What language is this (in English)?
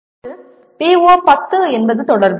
Tamil